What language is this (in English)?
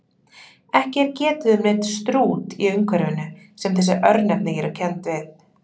Icelandic